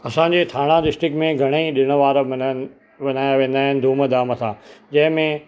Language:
Sindhi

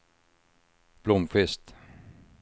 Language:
Swedish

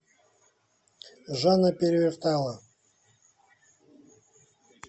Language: Russian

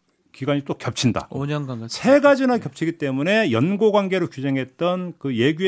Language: Korean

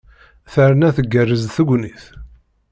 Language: Kabyle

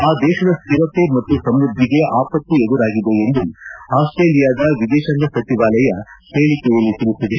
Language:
Kannada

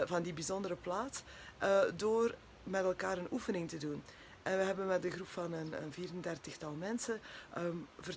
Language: Dutch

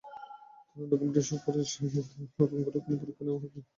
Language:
Bangla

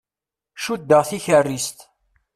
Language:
Kabyle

